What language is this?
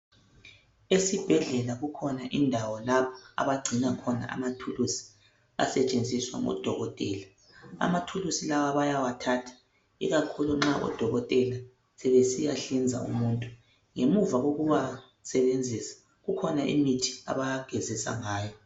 North Ndebele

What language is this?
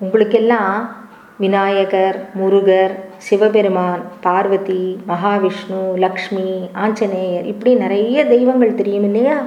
Tamil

